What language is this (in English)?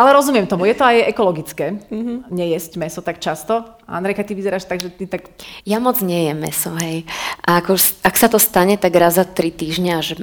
Slovak